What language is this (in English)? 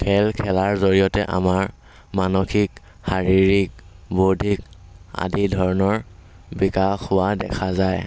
Assamese